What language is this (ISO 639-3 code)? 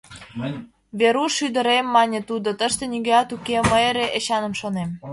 chm